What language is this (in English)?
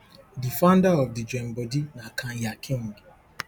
Nigerian Pidgin